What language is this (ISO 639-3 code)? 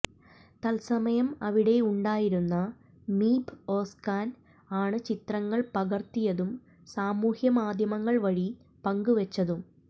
mal